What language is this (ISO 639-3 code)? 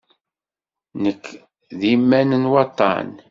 kab